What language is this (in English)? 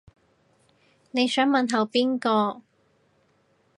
Cantonese